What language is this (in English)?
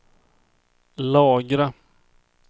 Swedish